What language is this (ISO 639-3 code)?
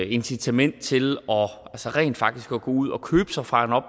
dan